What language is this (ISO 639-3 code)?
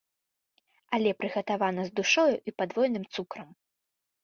bel